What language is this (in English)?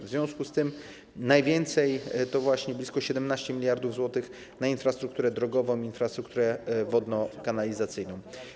Polish